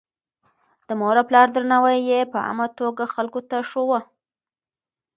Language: Pashto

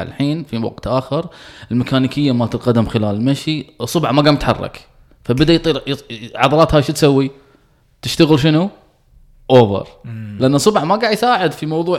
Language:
Arabic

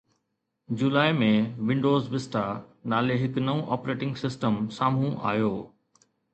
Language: Sindhi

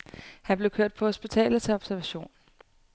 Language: Danish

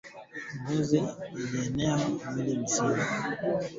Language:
Swahili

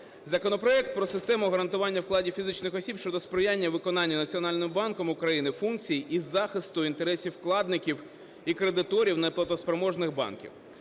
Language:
Ukrainian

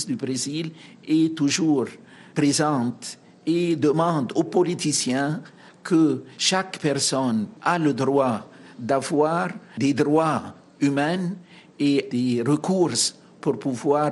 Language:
French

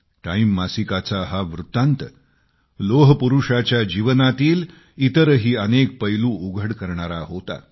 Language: Marathi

